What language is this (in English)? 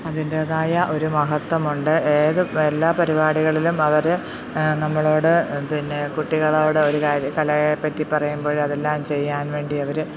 Malayalam